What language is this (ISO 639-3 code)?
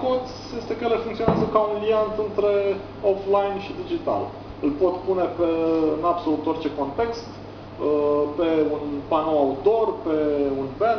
ron